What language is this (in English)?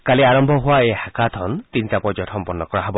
Assamese